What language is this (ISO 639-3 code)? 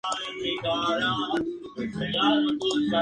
spa